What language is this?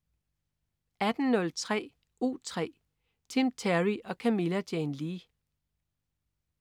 Danish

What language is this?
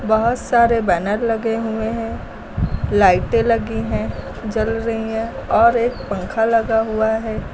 Hindi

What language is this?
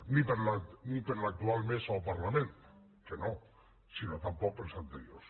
Catalan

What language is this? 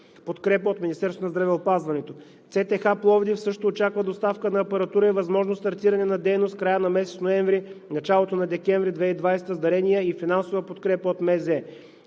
Bulgarian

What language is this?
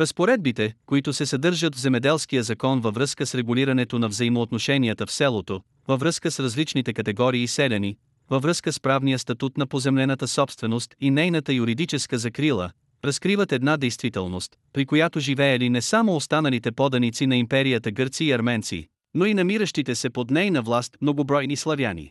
Bulgarian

